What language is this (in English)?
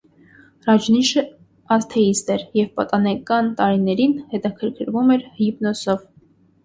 Armenian